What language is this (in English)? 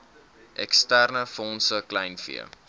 Afrikaans